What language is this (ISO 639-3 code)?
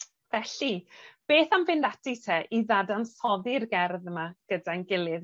cym